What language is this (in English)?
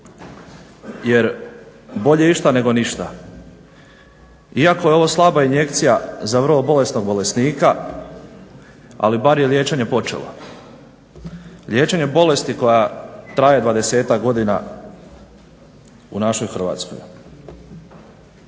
Croatian